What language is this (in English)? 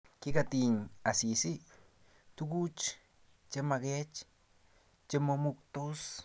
Kalenjin